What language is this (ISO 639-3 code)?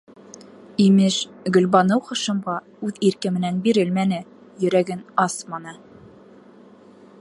bak